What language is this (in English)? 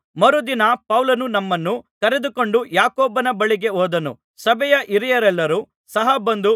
Kannada